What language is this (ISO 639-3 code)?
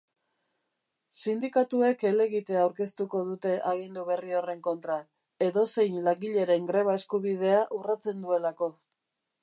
eus